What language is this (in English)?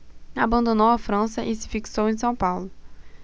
Portuguese